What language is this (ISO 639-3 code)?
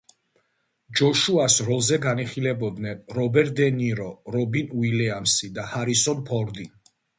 kat